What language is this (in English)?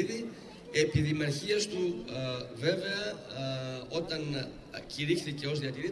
Greek